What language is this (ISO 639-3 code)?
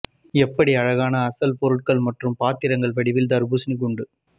tam